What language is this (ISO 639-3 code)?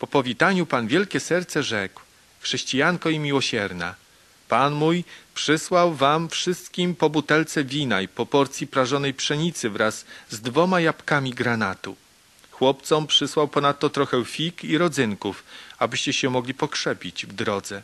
pol